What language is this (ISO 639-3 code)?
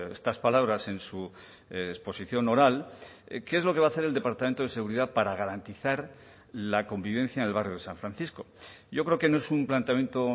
spa